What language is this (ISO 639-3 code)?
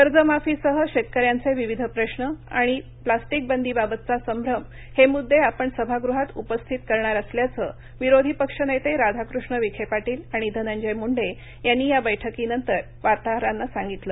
mar